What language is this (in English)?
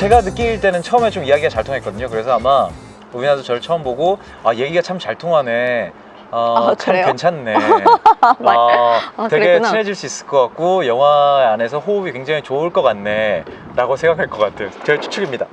Korean